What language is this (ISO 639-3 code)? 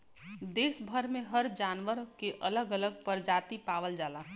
bho